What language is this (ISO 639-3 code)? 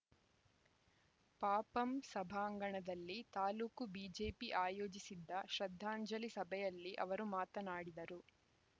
kan